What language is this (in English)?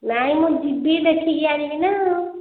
Odia